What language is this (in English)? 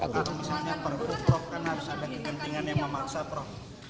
Indonesian